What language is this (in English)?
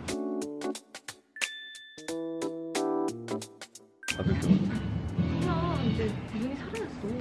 Korean